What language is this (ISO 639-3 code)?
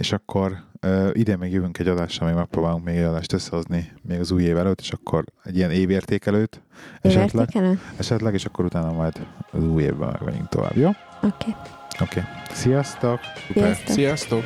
hun